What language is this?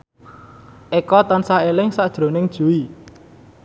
Javanese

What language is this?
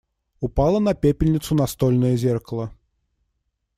Russian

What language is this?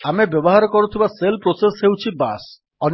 Odia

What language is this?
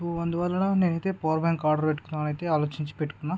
Telugu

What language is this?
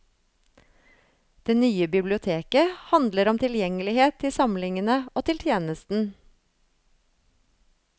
Norwegian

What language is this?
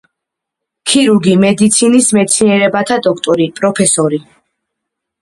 Georgian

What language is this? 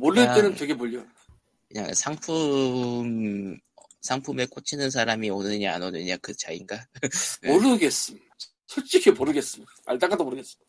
Korean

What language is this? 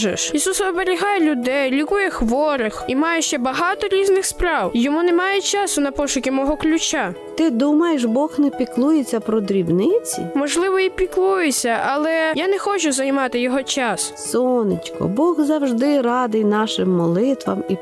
Ukrainian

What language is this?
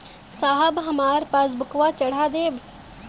Bhojpuri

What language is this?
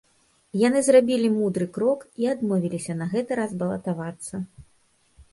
Belarusian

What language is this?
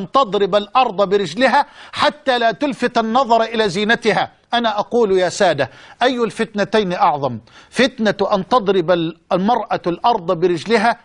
Arabic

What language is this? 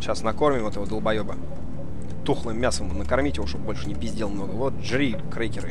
Russian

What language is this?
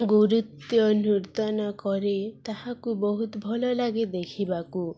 Odia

